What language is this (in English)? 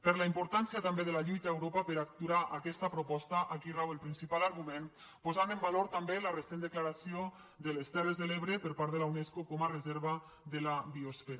Catalan